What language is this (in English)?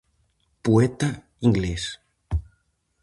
Galician